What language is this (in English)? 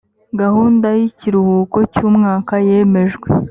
Kinyarwanda